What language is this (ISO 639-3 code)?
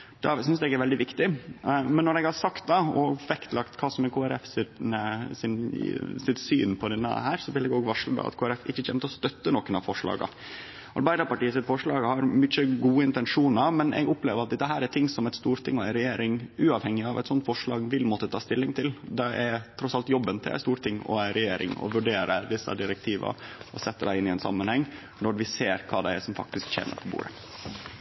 nno